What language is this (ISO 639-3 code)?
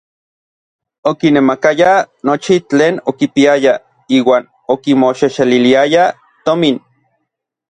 nlv